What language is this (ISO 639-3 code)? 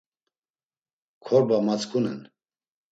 lzz